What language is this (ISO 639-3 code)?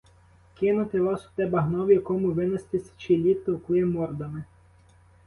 ukr